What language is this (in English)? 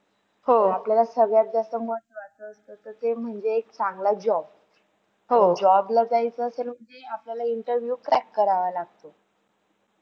Marathi